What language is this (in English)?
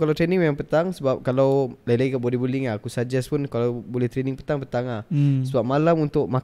Malay